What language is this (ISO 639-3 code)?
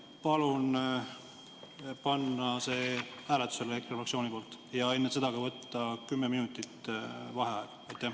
est